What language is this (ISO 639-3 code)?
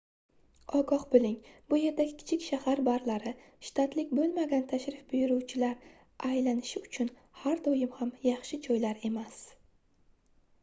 uzb